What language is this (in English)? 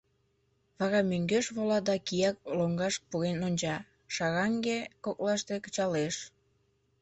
Mari